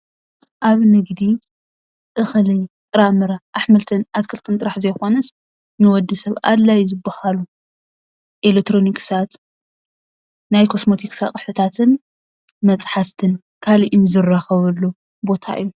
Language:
Tigrinya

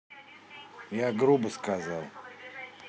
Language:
Russian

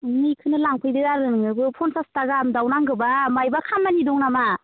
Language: Bodo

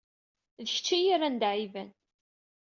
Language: Kabyle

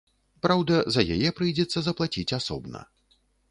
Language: Belarusian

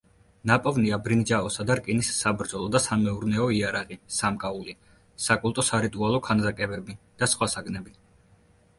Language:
Georgian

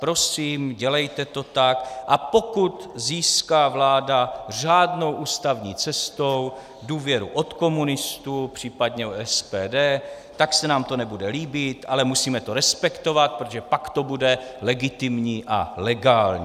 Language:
Czech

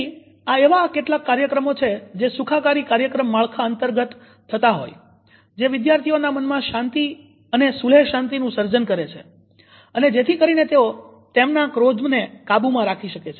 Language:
Gujarati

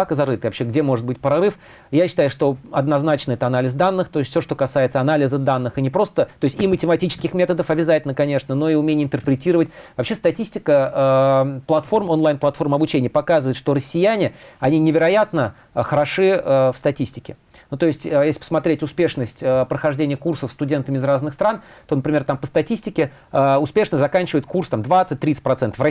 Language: Russian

